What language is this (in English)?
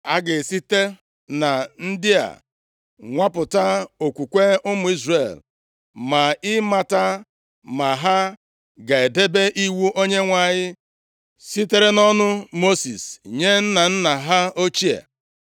Igbo